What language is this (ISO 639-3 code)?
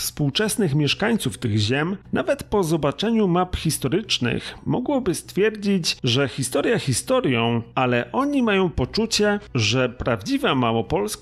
pol